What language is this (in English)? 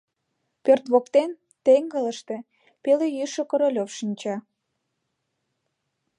Mari